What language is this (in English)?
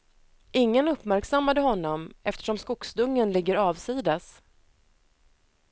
Swedish